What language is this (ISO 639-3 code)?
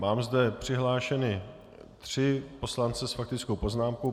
ces